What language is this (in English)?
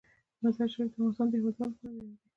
Pashto